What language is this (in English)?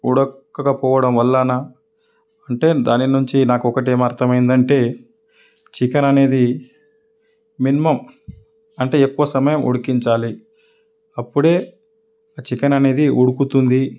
Telugu